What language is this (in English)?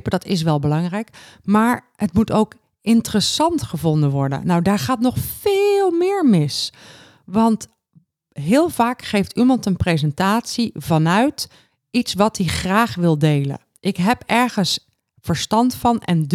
Dutch